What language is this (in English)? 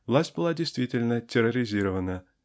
Russian